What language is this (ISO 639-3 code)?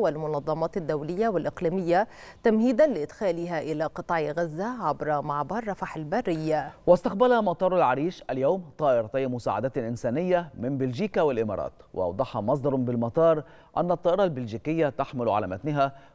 ara